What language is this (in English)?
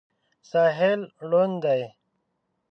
Pashto